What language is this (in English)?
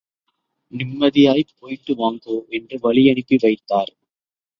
Tamil